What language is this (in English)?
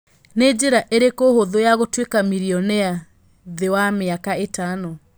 Kikuyu